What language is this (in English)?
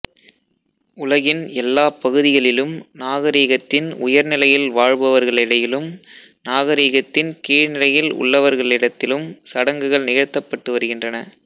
Tamil